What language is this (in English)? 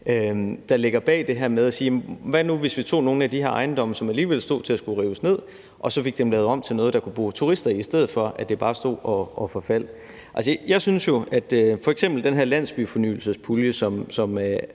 Danish